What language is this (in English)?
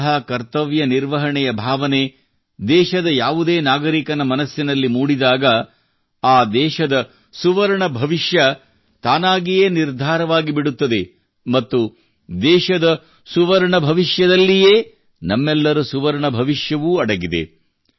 Kannada